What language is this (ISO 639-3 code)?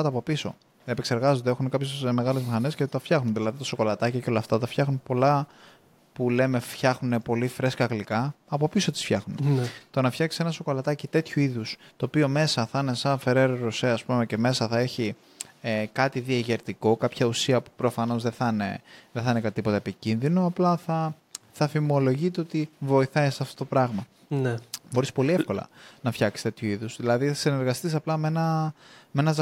ell